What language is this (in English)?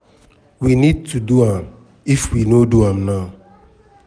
Nigerian Pidgin